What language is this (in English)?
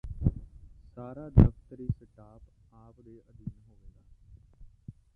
Punjabi